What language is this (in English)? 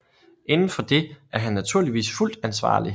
Danish